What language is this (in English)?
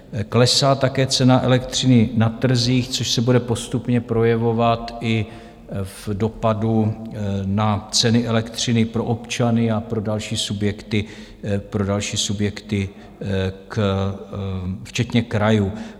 Czech